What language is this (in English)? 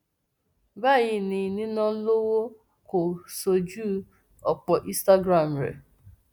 Yoruba